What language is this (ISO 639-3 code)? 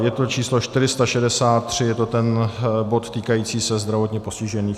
ces